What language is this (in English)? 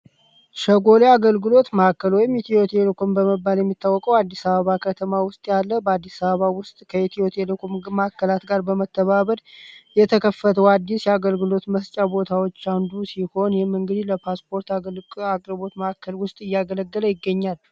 Amharic